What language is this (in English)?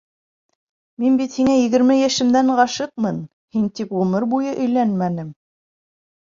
Bashkir